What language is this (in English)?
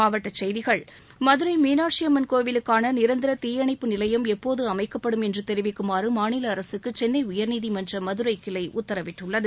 Tamil